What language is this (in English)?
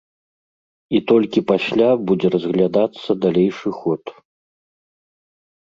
Belarusian